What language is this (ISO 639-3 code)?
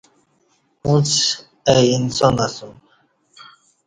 bsh